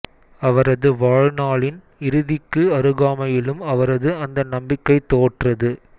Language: Tamil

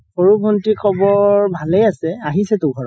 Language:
Assamese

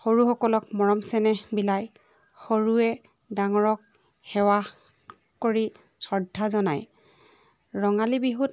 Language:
Assamese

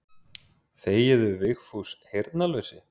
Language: Icelandic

